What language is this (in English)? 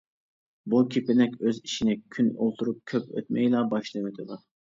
Uyghur